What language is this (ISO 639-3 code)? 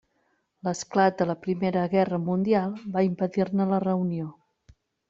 cat